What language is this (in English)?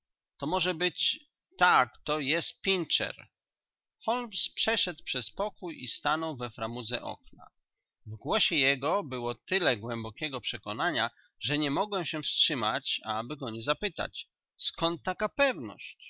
Polish